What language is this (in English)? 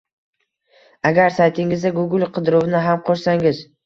Uzbek